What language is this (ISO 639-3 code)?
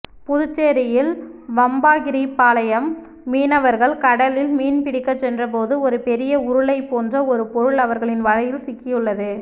tam